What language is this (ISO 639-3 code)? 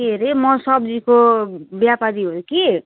nep